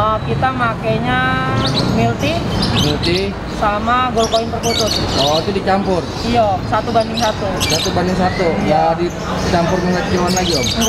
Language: Indonesian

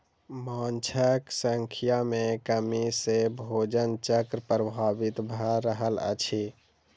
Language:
Maithili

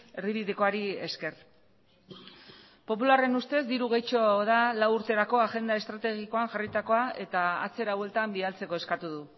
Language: Basque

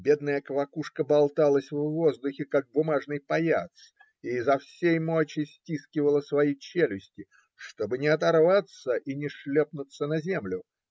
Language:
Russian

